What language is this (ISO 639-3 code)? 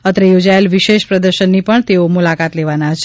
guj